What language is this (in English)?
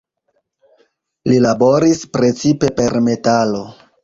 Esperanto